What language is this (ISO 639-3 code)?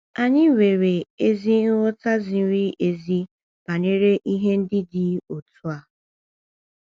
ibo